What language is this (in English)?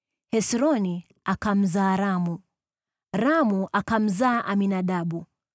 Swahili